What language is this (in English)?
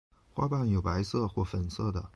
Chinese